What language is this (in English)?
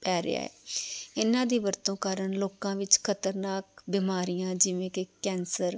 Punjabi